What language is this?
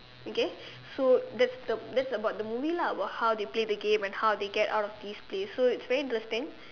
English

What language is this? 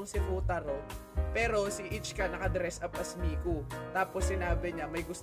Filipino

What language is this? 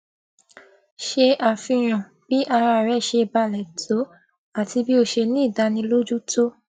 Yoruba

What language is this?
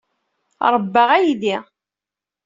Kabyle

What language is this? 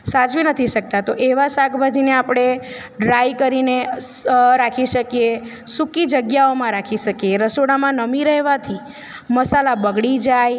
Gujarati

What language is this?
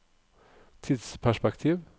Norwegian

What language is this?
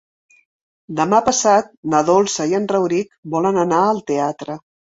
Catalan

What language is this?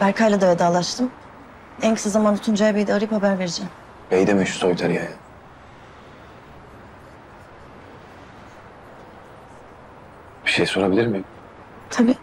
Turkish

